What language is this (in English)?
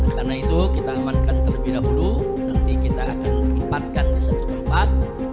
Indonesian